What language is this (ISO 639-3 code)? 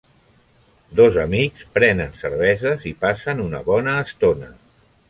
cat